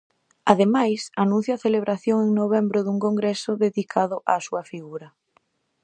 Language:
Galician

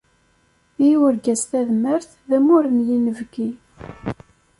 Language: Kabyle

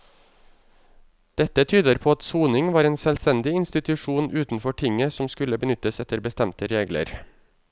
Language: Norwegian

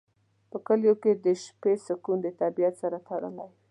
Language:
Pashto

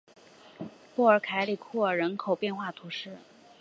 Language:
Chinese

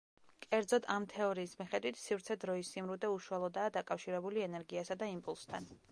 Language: Georgian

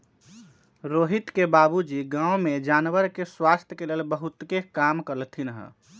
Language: Magahi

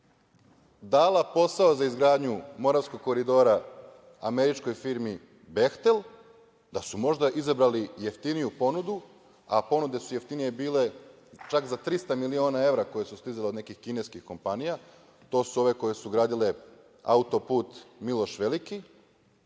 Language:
Serbian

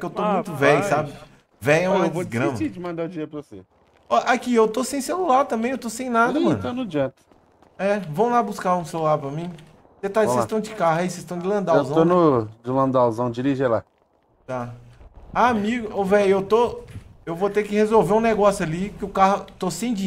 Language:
Portuguese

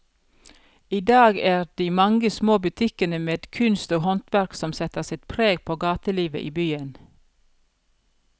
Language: Norwegian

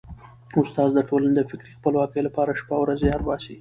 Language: Pashto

